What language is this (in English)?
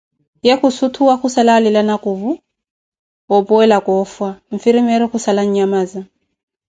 Koti